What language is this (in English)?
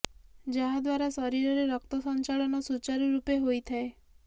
Odia